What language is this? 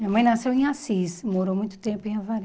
Portuguese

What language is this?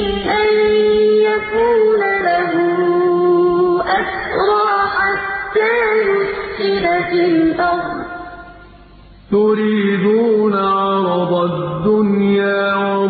Arabic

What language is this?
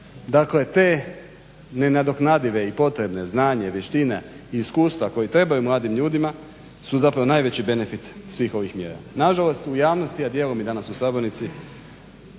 Croatian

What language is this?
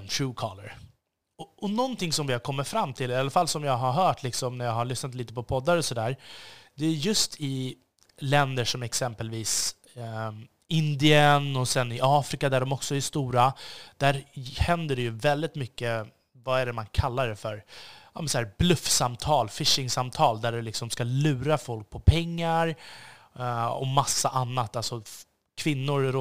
Swedish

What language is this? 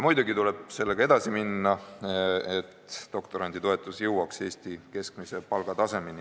Estonian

